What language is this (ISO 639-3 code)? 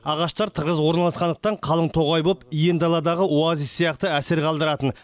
kaz